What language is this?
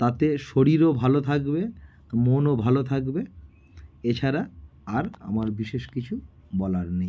Bangla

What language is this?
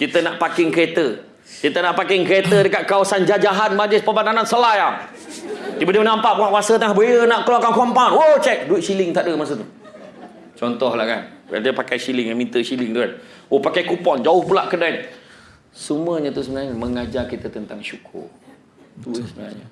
Malay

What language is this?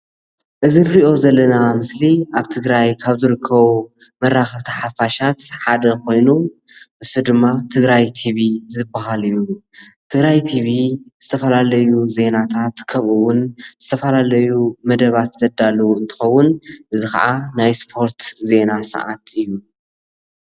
Tigrinya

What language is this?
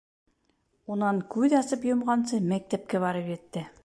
Bashkir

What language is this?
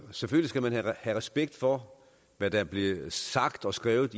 Danish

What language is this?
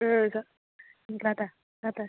Bodo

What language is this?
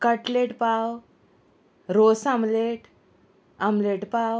Konkani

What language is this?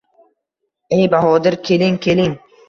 Uzbek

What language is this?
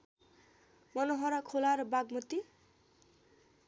Nepali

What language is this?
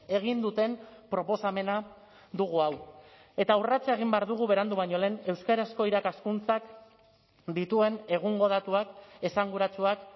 Basque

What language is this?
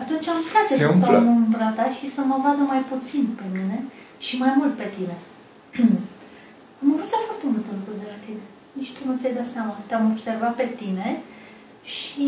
Romanian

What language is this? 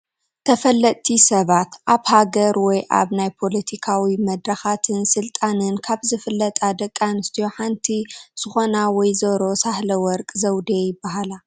Tigrinya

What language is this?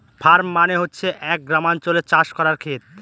Bangla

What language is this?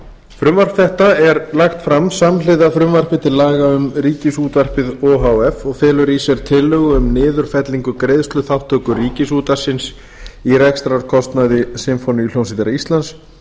Icelandic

